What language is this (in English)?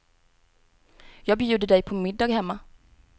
Swedish